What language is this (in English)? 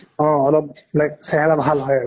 Assamese